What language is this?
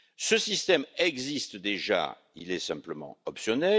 French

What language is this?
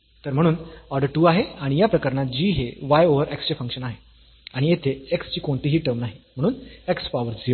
Marathi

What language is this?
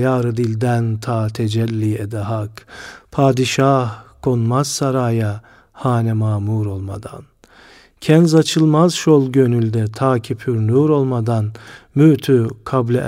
Turkish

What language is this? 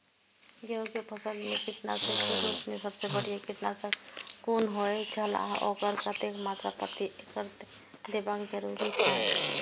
Maithili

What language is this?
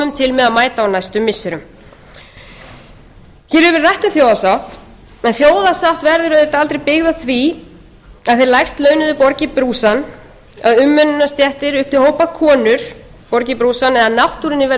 Icelandic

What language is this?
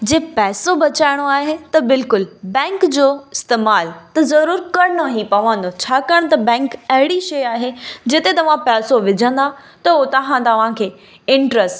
Sindhi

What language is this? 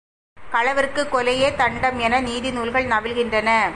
Tamil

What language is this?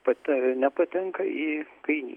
Lithuanian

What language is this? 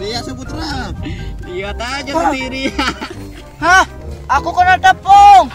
Indonesian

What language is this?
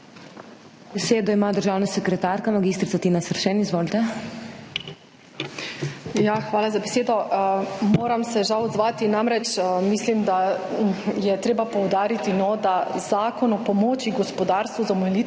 Slovenian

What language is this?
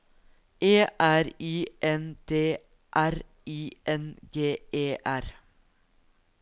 Norwegian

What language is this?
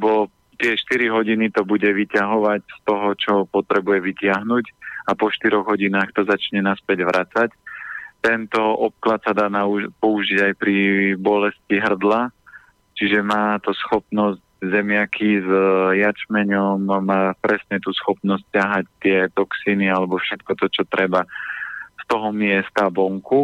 Slovak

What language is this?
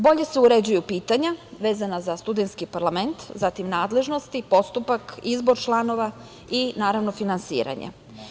Serbian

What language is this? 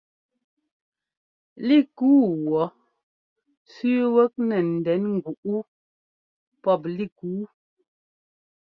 Ngomba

